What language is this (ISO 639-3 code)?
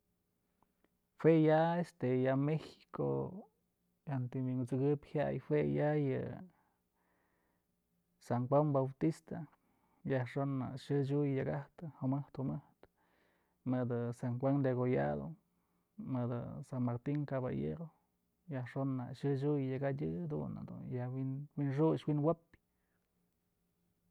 mzl